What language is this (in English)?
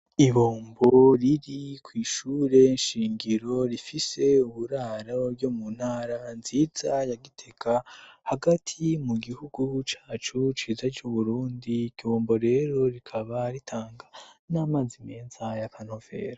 Rundi